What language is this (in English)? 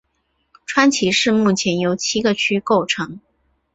Chinese